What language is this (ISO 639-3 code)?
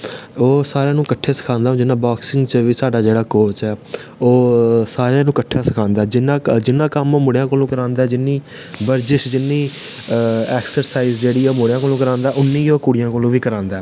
doi